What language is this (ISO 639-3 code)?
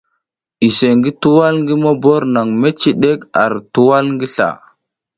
giz